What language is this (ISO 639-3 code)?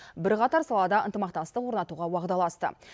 kaz